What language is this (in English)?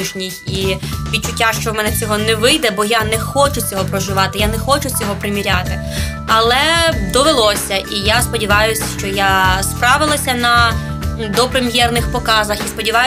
Ukrainian